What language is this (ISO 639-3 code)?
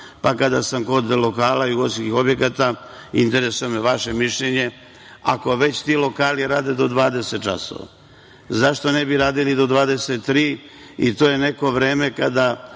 srp